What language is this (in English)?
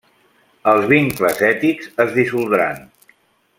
Catalan